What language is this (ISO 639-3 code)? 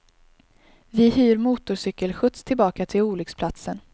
swe